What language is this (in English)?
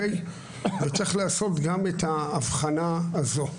Hebrew